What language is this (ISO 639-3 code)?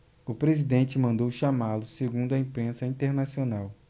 por